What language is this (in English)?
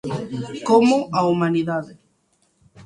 Galician